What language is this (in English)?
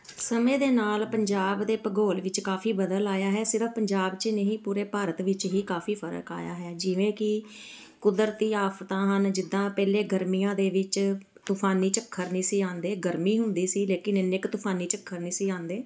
Punjabi